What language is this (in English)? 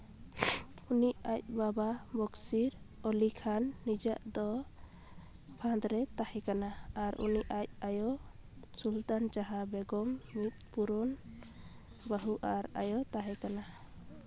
Santali